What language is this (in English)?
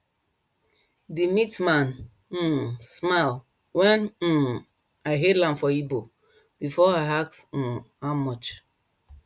Nigerian Pidgin